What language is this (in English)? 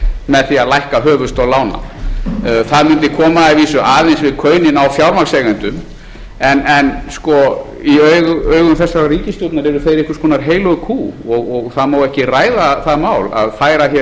Icelandic